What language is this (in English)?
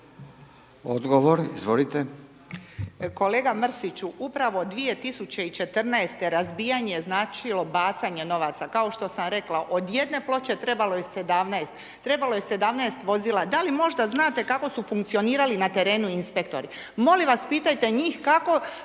Croatian